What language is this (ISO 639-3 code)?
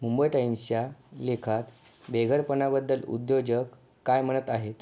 mar